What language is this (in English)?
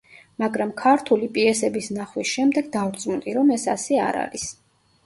Georgian